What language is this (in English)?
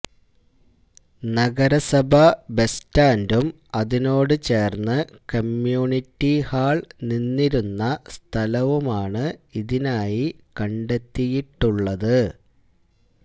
Malayalam